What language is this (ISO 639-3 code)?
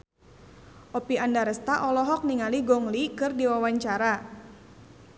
sun